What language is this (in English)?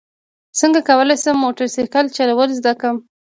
Pashto